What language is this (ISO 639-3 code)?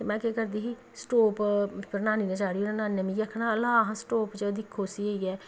doi